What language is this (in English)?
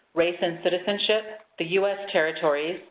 English